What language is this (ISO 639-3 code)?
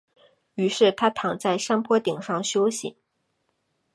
zho